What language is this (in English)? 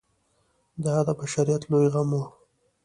Pashto